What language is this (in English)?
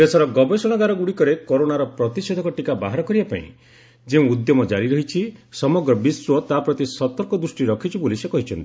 Odia